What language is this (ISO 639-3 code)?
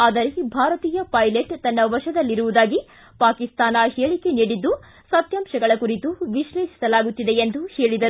kan